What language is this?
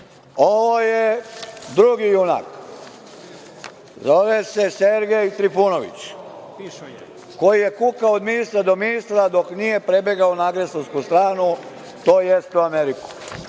Serbian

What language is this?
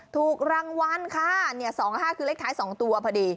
Thai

